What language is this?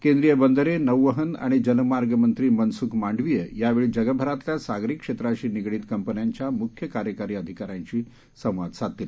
Marathi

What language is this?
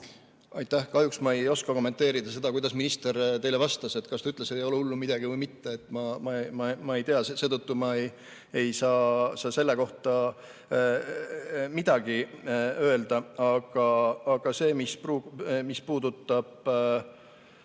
Estonian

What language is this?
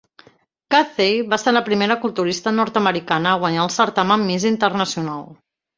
Catalan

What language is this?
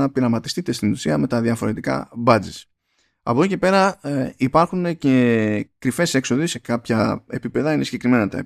Greek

